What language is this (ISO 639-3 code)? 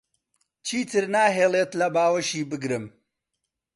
ckb